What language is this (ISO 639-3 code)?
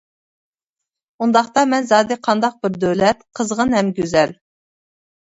uig